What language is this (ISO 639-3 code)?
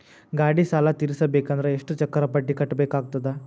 kan